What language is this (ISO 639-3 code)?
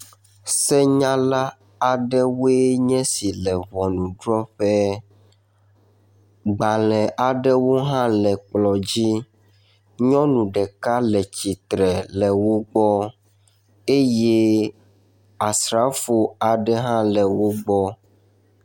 ewe